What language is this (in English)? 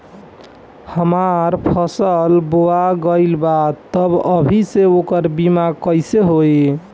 Bhojpuri